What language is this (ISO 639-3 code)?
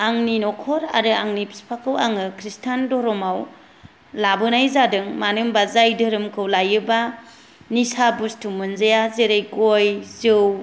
brx